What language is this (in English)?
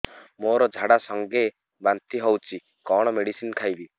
Odia